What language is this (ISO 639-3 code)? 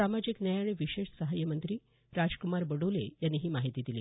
mar